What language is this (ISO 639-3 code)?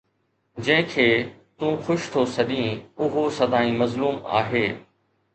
snd